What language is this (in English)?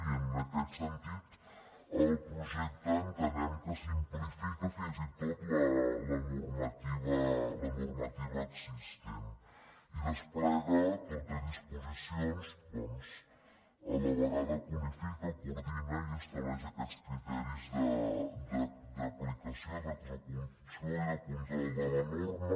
Catalan